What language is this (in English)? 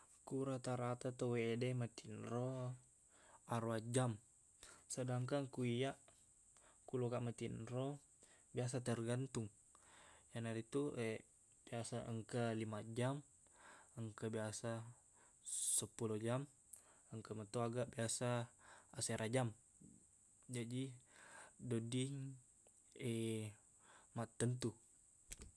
Buginese